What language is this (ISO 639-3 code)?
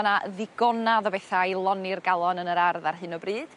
cym